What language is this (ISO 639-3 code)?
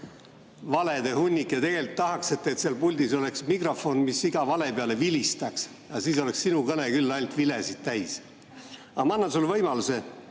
est